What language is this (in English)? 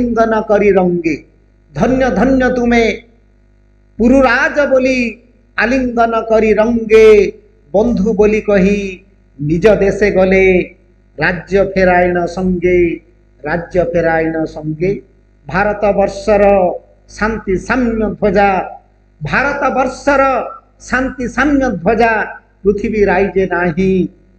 Hindi